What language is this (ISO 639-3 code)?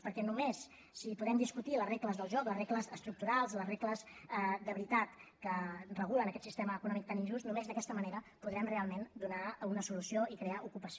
cat